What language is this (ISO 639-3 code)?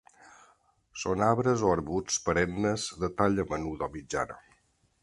cat